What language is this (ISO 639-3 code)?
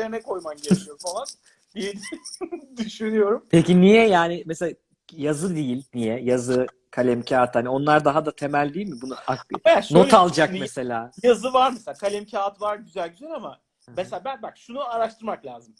tur